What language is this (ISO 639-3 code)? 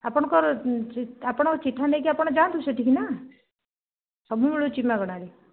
ori